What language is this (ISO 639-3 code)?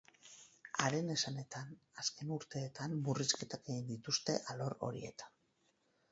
eus